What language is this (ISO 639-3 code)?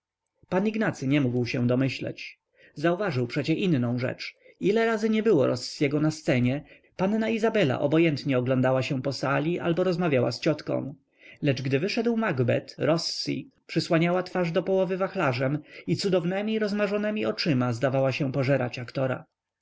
pol